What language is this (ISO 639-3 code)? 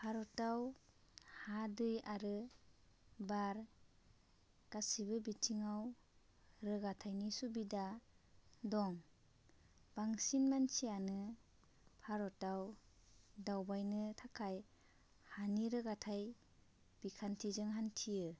brx